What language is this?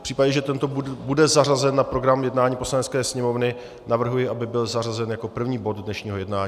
Czech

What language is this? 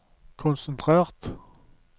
Norwegian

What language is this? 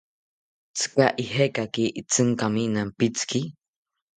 South Ucayali Ashéninka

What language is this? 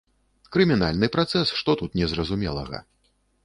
Belarusian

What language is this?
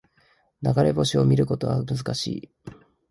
Japanese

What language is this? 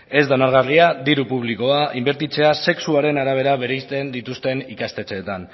Basque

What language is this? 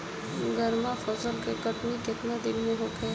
Bhojpuri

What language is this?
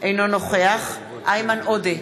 Hebrew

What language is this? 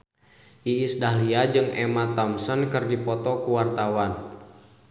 Sundanese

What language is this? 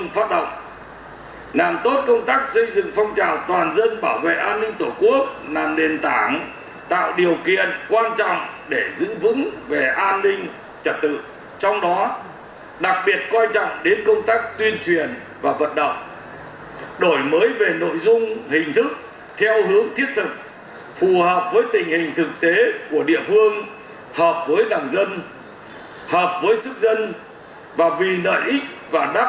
Vietnamese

